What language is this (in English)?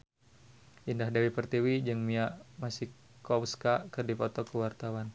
Sundanese